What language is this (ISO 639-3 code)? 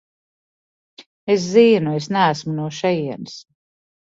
lav